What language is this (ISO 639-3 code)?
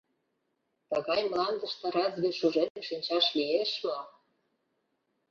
chm